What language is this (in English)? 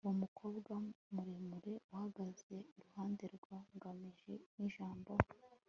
Kinyarwanda